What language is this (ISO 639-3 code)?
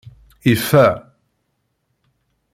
kab